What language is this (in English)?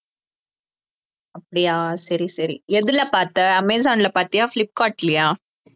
Tamil